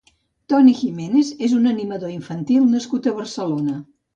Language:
Catalan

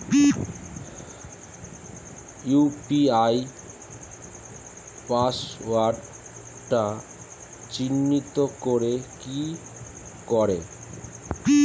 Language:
Bangla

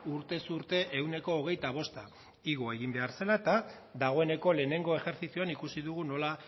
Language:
Basque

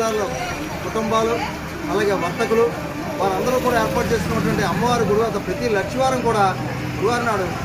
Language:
Thai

